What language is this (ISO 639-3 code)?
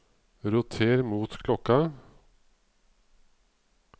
nor